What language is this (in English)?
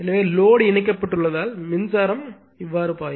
Tamil